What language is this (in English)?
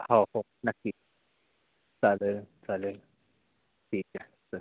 Marathi